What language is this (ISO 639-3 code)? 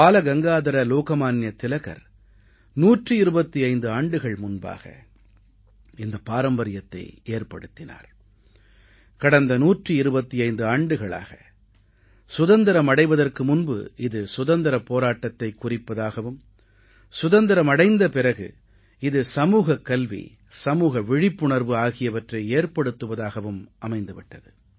tam